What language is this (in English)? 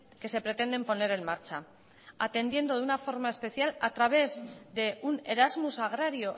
Spanish